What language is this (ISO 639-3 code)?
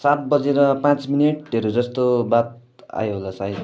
nep